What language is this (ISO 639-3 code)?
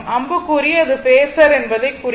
tam